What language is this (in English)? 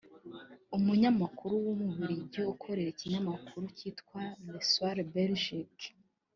Kinyarwanda